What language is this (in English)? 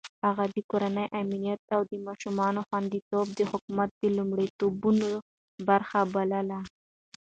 Pashto